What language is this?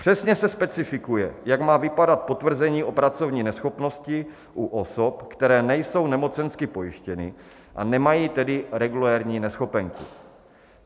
Czech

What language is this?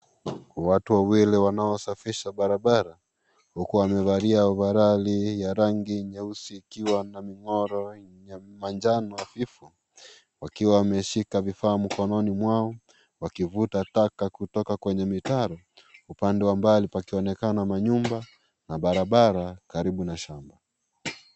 Swahili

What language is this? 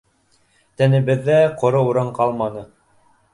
Bashkir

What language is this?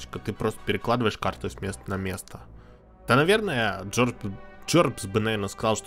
Russian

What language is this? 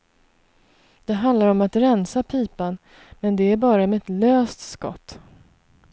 Swedish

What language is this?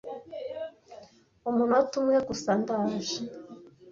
Kinyarwanda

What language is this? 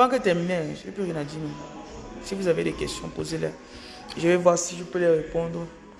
French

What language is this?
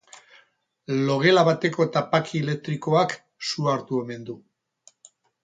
Basque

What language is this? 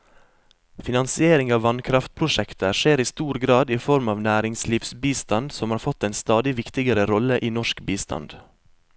Norwegian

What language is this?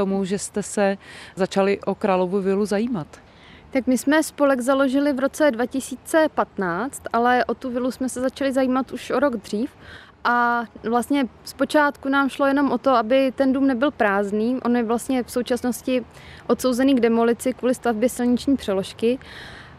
Czech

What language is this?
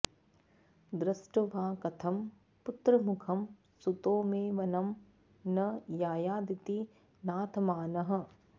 Sanskrit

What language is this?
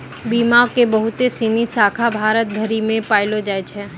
Maithili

